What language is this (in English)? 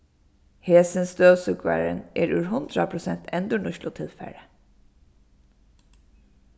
Faroese